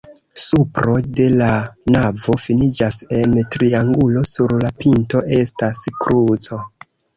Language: Esperanto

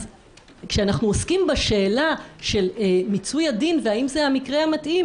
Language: Hebrew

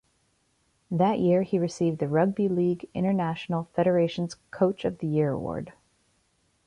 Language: English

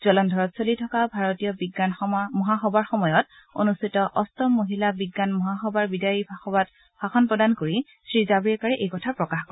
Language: Assamese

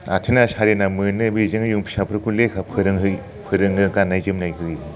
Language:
Bodo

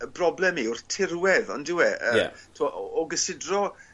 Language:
Welsh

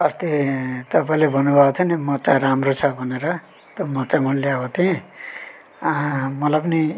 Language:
Nepali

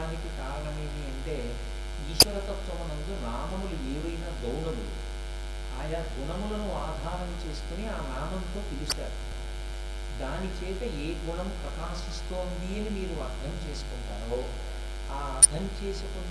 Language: Telugu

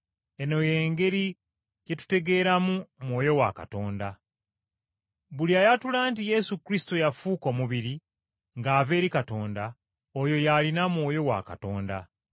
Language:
Ganda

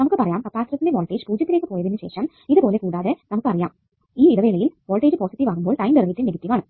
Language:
Malayalam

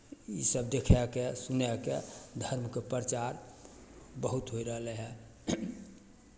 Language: Maithili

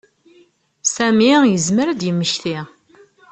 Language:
Kabyle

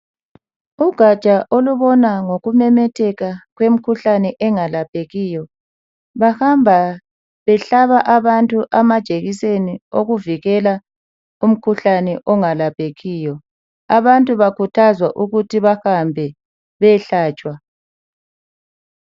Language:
North Ndebele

